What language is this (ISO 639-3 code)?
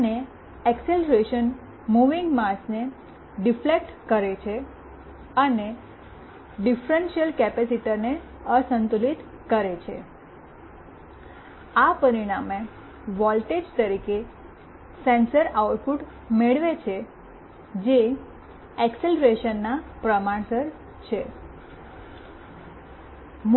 guj